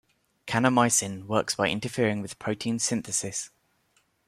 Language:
English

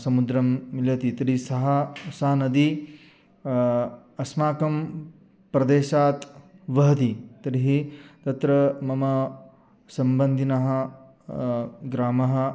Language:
Sanskrit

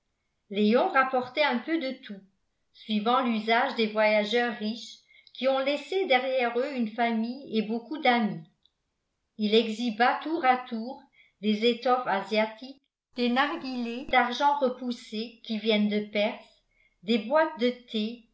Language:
French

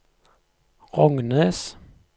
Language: Norwegian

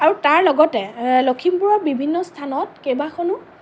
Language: Assamese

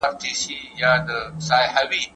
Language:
Pashto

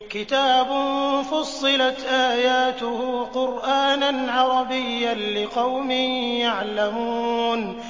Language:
Arabic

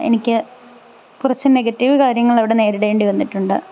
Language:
Malayalam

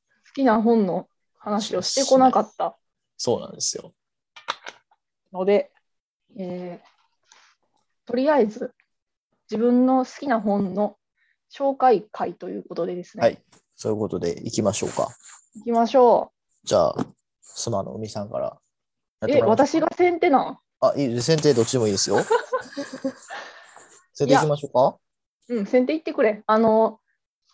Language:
Japanese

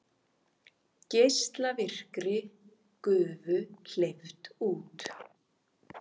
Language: Icelandic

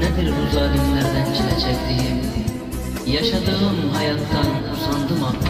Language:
Turkish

